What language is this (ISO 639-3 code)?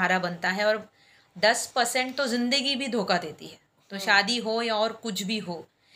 hin